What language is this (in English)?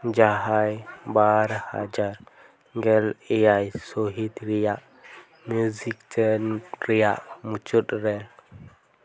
Santali